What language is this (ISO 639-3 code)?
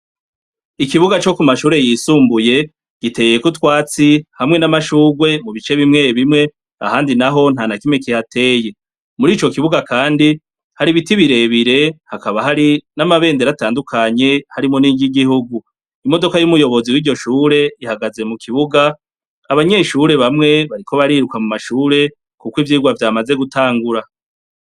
run